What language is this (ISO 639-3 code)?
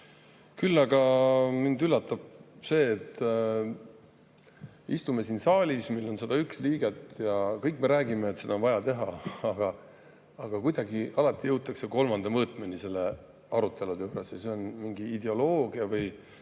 est